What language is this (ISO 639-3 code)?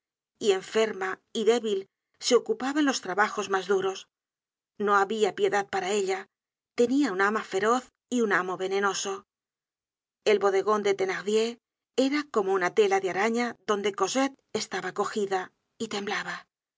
spa